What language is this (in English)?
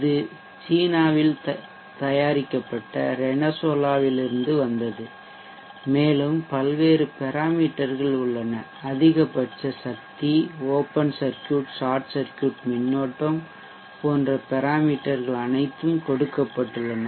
Tamil